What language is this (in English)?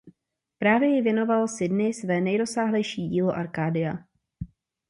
Czech